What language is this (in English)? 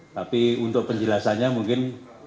Indonesian